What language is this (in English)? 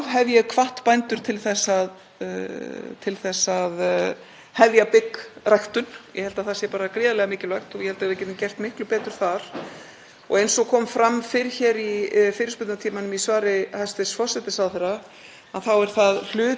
Icelandic